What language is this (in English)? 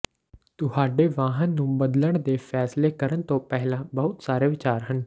Punjabi